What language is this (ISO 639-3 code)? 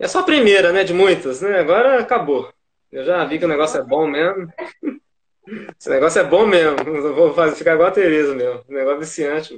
por